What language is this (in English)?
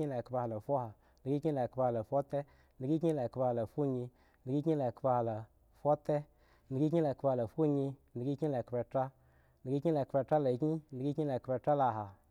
Eggon